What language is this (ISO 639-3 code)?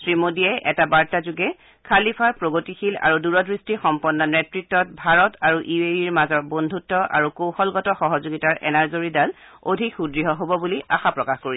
asm